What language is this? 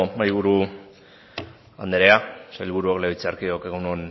Basque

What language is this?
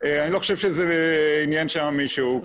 Hebrew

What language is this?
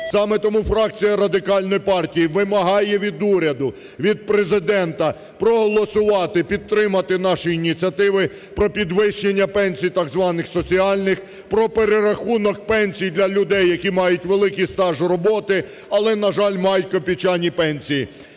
Ukrainian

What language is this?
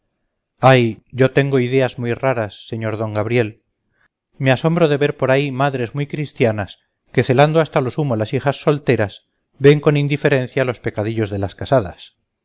Spanish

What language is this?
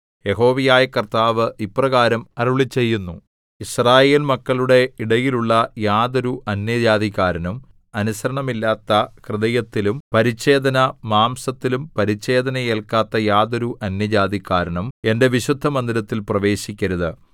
Malayalam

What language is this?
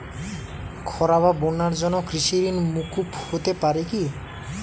Bangla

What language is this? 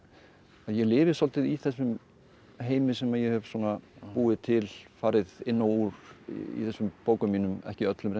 Icelandic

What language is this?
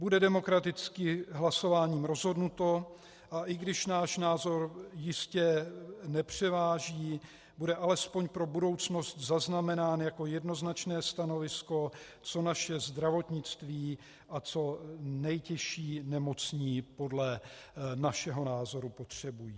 Czech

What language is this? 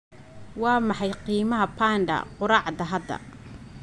Somali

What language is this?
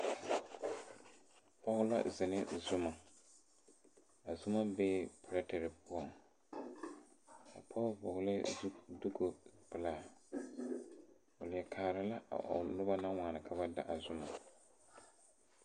Southern Dagaare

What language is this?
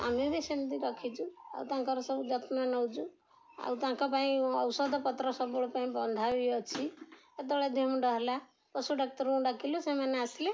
Odia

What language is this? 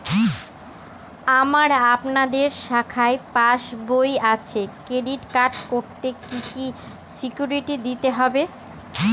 Bangla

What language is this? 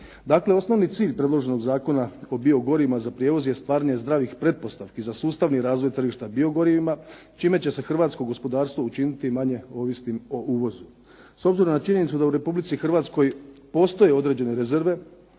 Croatian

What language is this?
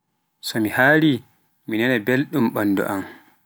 Pular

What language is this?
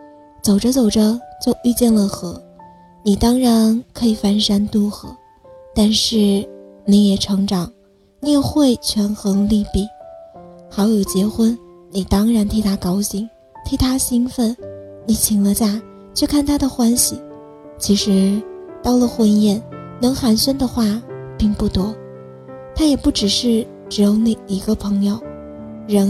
Chinese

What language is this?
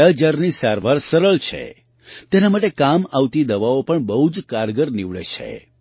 Gujarati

